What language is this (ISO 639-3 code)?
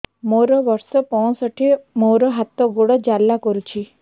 ori